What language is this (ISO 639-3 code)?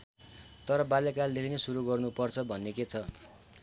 nep